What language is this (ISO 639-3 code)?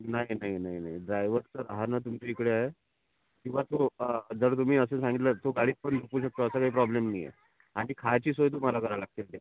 mar